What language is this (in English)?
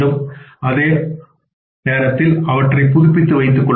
Tamil